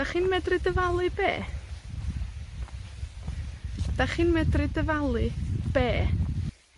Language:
Welsh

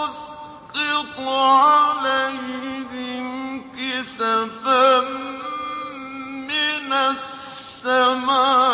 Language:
Arabic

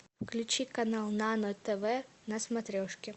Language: Russian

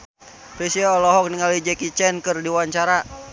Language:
Sundanese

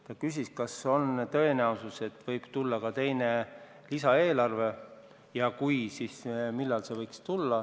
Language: Estonian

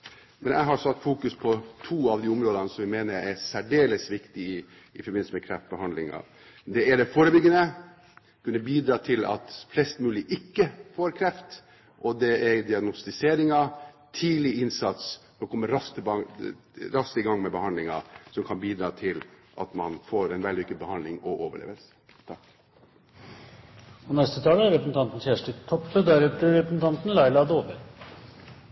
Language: Norwegian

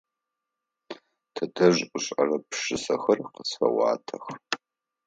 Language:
Adyghe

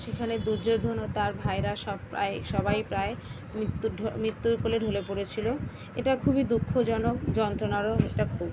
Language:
Bangla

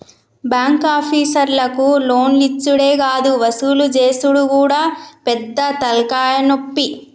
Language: Telugu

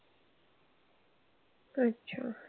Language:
Marathi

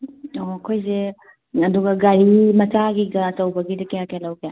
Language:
Manipuri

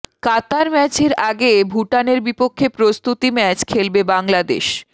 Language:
Bangla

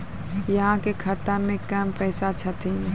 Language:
Maithili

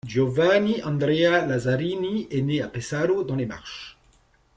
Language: French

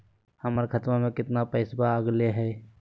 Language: Magahi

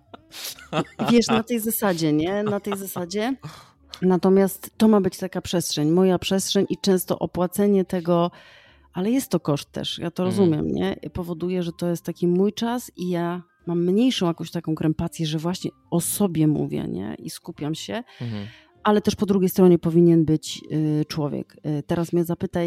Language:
Polish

